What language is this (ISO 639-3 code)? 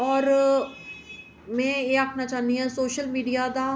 doi